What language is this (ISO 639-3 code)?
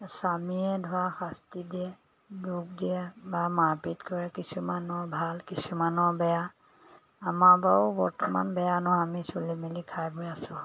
asm